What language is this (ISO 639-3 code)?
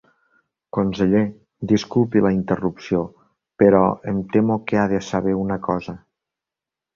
cat